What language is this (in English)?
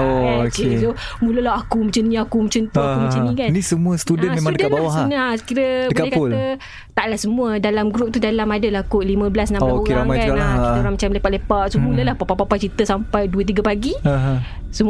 Malay